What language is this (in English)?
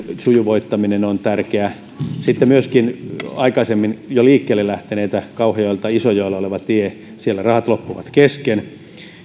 Finnish